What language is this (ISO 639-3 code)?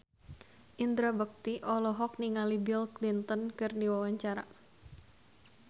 sun